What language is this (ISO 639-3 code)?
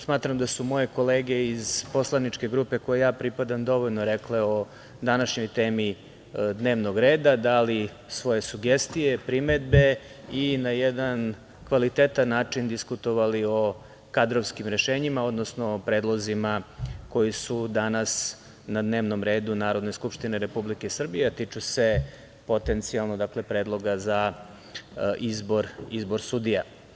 srp